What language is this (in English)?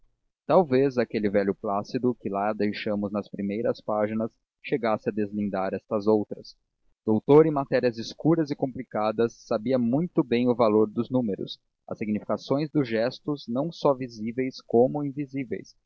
Portuguese